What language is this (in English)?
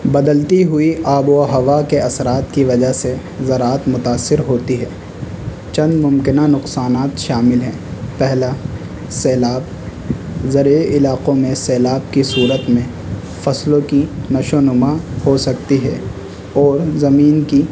Urdu